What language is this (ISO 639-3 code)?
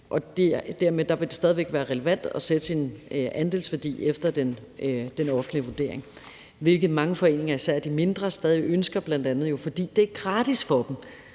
dan